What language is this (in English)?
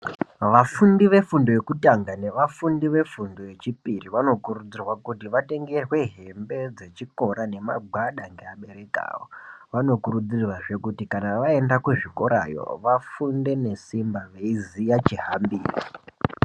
Ndau